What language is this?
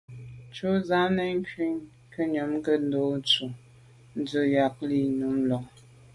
Medumba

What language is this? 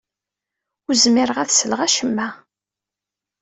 Kabyle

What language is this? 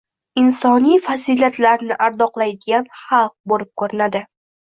Uzbek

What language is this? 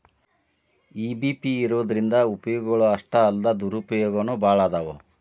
Kannada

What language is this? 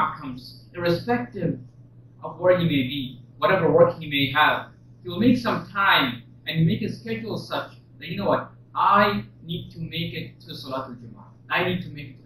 English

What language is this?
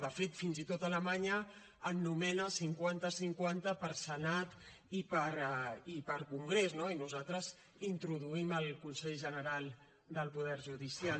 Catalan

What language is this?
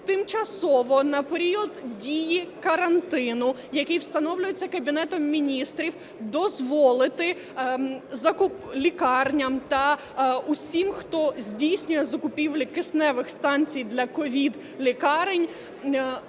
Ukrainian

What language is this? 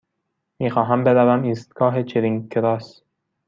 Persian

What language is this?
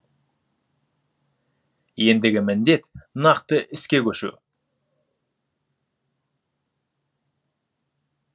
Kazakh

